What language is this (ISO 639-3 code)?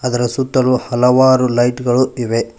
kan